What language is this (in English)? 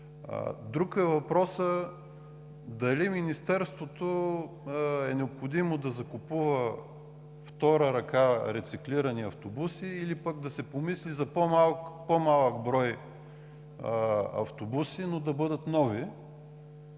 Bulgarian